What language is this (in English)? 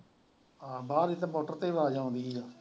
Punjabi